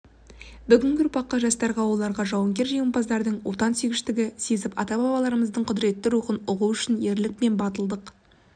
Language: Kazakh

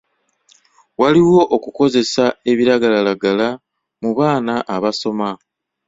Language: Ganda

